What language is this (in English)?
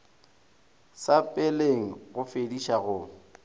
Northern Sotho